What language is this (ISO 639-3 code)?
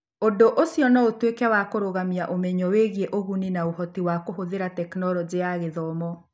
kik